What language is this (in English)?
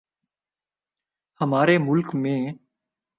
Urdu